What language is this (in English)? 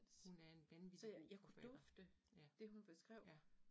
Danish